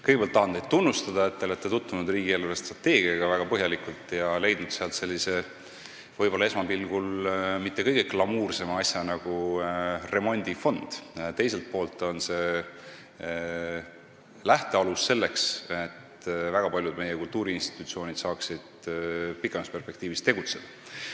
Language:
Estonian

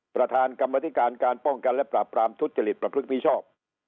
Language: Thai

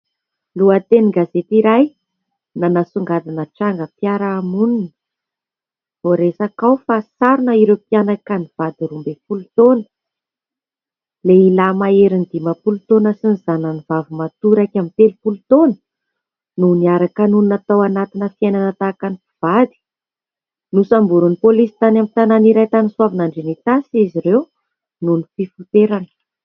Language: Malagasy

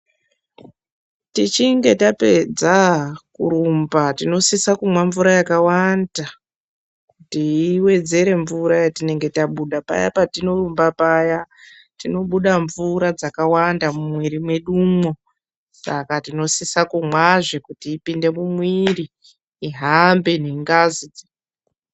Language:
Ndau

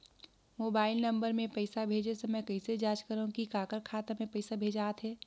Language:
Chhattisgarhi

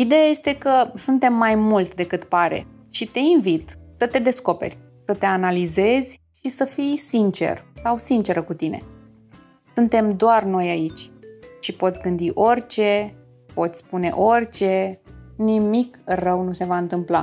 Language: Romanian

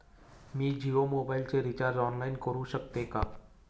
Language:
Marathi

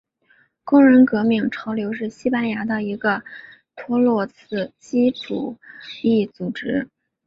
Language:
Chinese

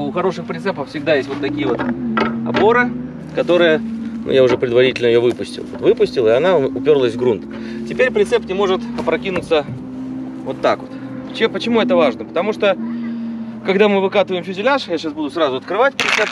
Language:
Russian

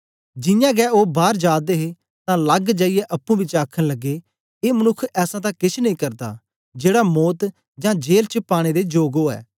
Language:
Dogri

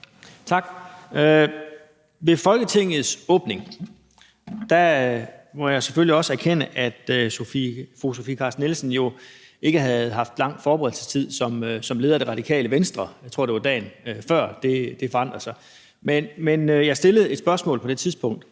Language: Danish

